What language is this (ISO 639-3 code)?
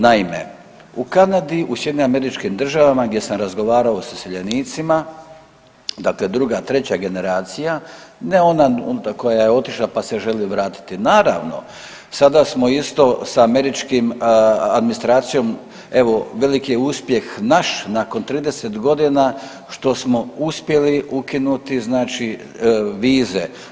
hrv